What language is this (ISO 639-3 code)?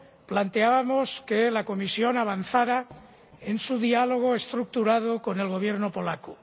spa